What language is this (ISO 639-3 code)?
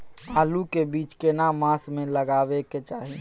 mai